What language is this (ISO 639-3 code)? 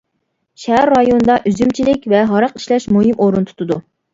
uig